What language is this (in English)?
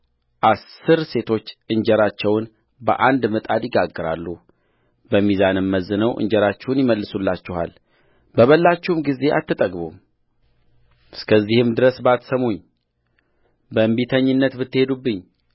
Amharic